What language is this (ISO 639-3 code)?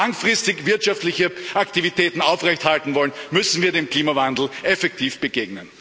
deu